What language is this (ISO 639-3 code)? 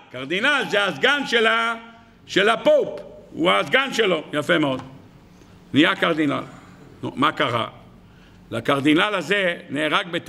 heb